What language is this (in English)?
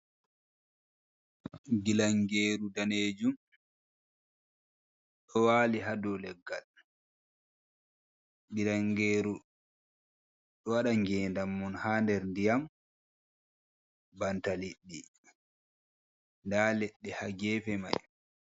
Fula